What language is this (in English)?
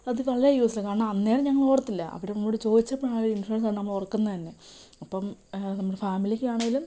Malayalam